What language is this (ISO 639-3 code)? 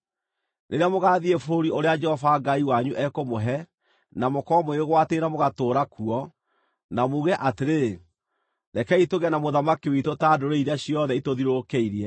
kik